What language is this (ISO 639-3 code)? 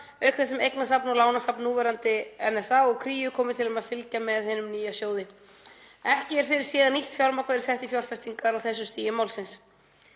isl